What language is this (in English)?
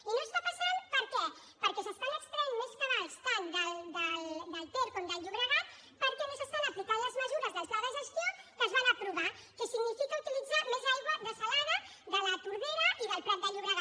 Catalan